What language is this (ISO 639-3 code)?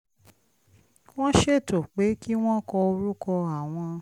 yor